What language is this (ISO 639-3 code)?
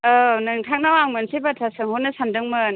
brx